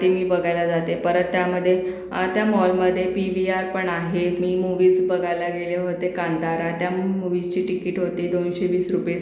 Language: Marathi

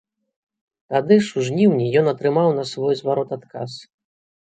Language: Belarusian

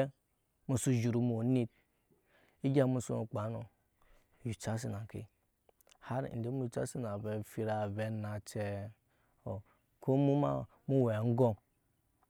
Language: Nyankpa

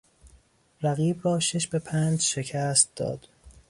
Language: Persian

